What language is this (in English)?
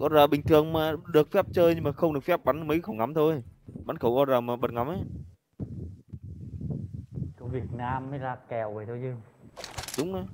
Vietnamese